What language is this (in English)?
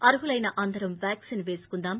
Telugu